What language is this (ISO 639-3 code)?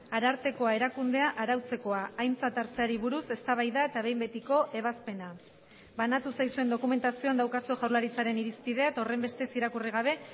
eus